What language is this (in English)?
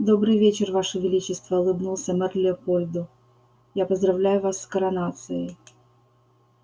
Russian